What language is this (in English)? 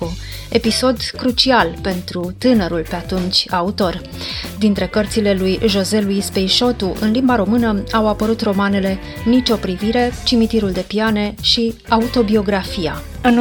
Romanian